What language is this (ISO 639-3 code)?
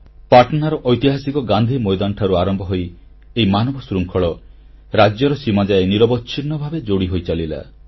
ori